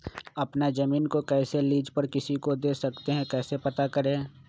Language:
Magahi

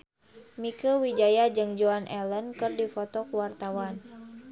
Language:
Sundanese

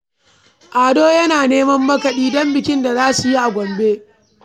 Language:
Hausa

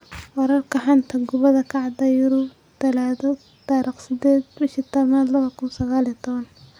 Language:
Somali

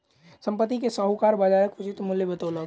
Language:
Maithili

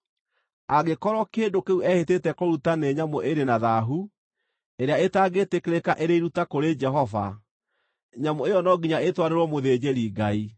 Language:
Kikuyu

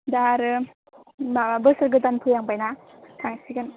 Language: Bodo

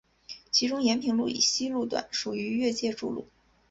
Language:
Chinese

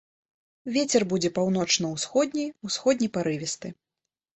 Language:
Belarusian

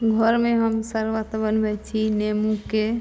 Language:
Maithili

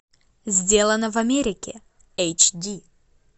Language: Russian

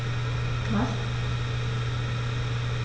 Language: German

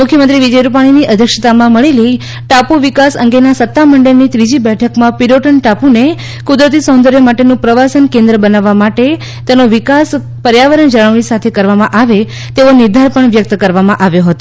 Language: Gujarati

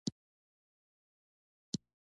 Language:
Pashto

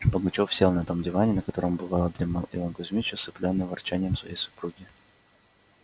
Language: Russian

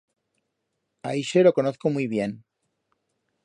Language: Aragonese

